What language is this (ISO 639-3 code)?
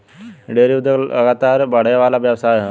bho